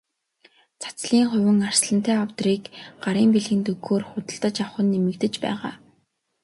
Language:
Mongolian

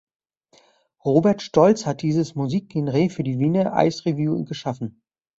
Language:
German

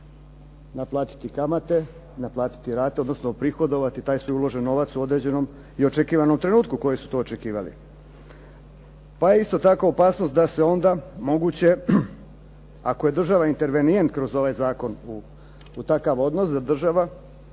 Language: Croatian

